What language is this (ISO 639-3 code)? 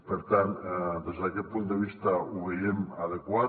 cat